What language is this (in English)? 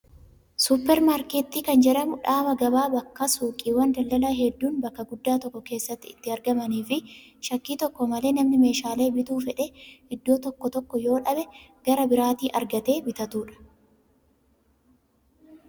Oromo